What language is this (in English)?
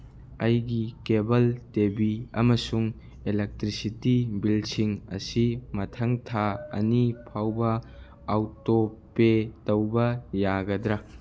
Manipuri